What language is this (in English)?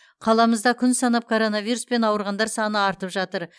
Kazakh